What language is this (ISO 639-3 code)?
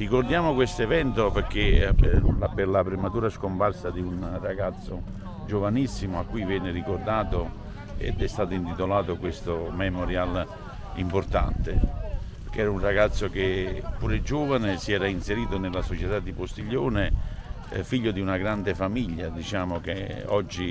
ita